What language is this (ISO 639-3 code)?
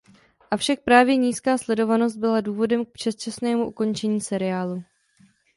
ces